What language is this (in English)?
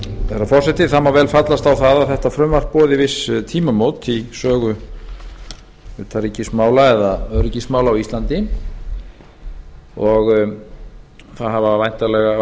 Icelandic